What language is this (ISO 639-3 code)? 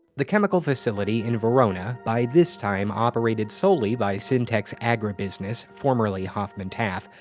eng